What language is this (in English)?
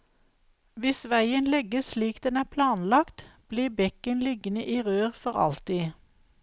Norwegian